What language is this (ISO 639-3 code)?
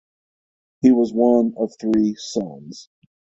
eng